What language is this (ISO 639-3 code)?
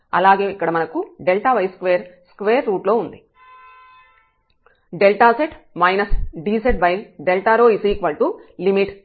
tel